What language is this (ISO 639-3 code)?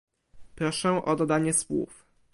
pol